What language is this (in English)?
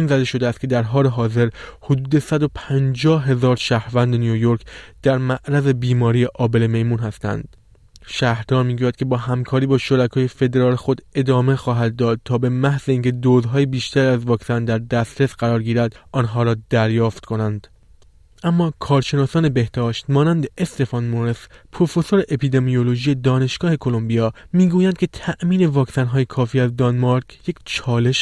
Persian